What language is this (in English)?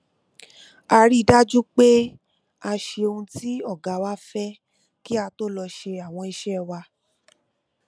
Yoruba